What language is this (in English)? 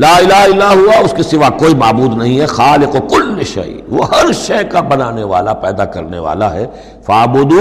Urdu